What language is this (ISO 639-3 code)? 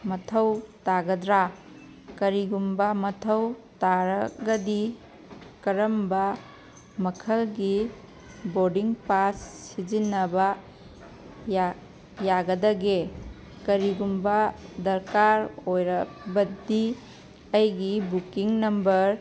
mni